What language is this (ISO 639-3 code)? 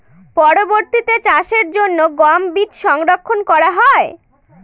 ben